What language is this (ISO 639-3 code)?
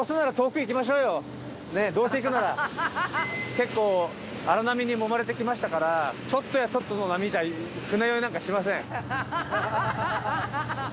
jpn